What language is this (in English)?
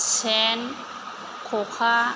Bodo